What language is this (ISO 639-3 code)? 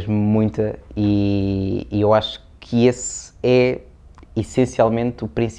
por